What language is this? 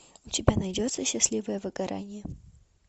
Russian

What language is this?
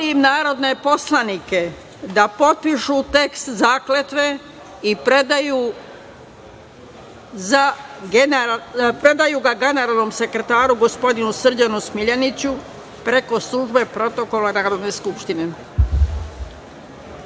Serbian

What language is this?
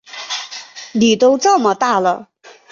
Chinese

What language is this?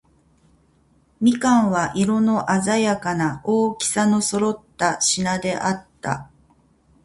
Japanese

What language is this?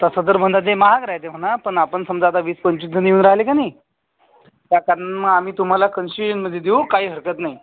Marathi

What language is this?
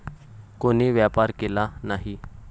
Marathi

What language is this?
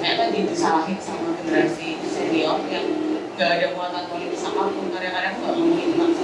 Indonesian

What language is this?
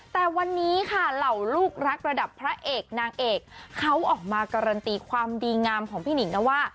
Thai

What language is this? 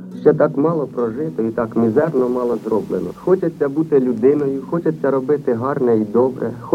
Ukrainian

